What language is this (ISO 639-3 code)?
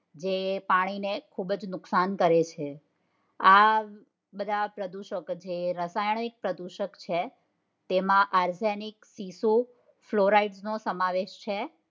guj